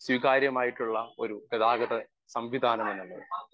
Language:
Malayalam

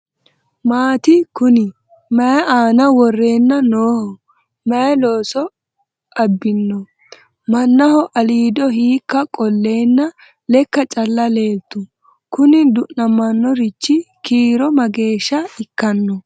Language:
Sidamo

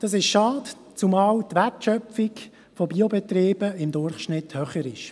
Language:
Swiss German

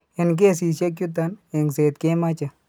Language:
Kalenjin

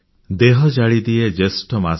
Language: Odia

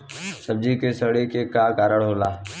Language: Bhojpuri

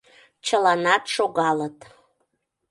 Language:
Mari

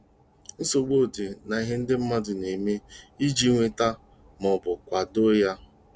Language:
Igbo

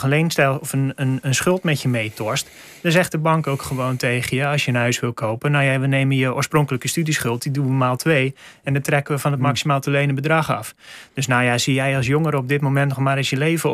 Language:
Dutch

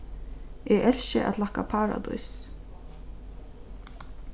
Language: Faroese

